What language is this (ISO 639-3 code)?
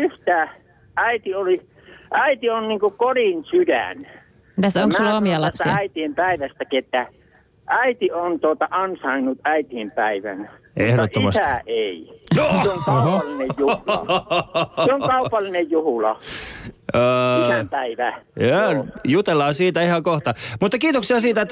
fin